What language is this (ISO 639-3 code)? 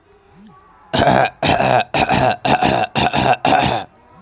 mai